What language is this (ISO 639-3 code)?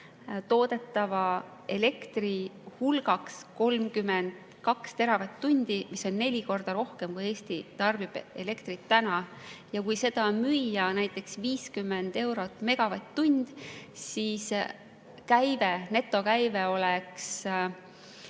est